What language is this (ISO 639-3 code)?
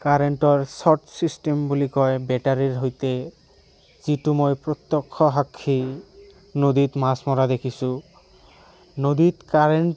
asm